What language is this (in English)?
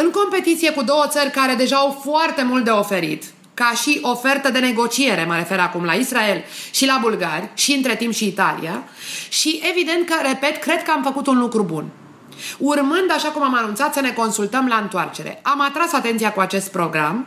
Romanian